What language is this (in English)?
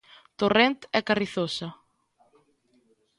Galician